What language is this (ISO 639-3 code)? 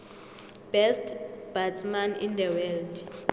nbl